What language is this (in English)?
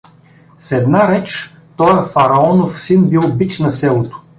Bulgarian